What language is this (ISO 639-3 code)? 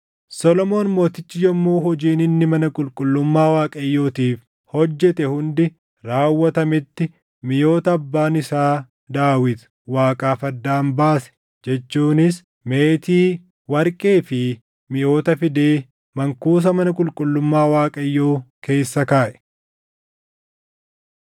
orm